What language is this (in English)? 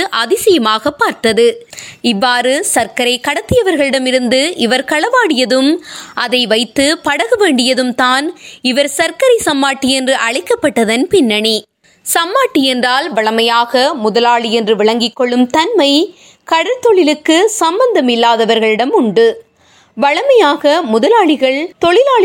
Tamil